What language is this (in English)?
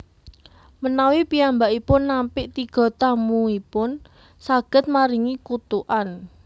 Javanese